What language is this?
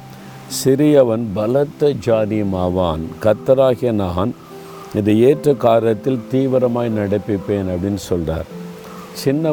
Tamil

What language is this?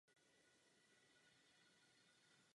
Czech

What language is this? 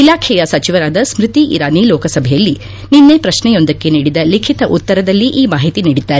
Kannada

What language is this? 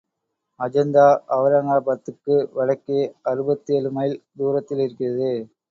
Tamil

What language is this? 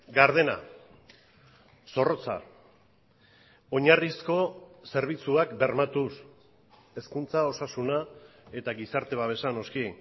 Basque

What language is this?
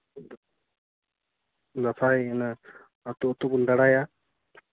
Santali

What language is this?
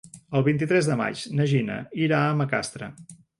Catalan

